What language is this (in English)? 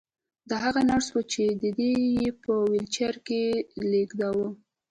Pashto